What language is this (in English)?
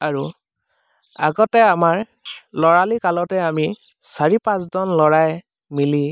Assamese